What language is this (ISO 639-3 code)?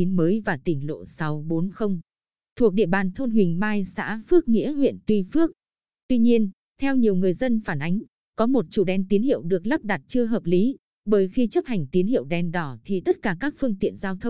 vie